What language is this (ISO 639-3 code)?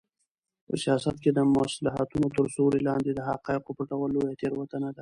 pus